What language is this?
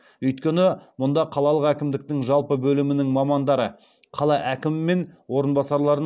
Kazakh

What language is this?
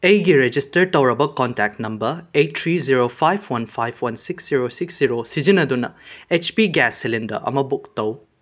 Manipuri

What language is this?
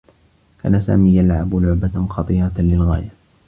Arabic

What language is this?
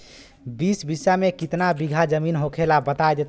Bhojpuri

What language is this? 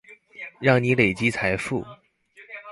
Chinese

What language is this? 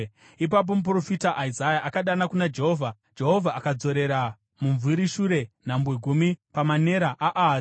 Shona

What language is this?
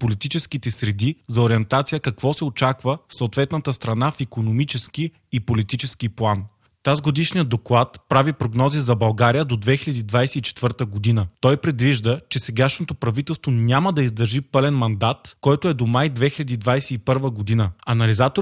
Bulgarian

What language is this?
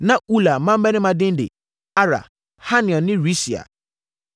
Akan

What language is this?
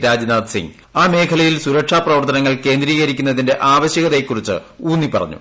Malayalam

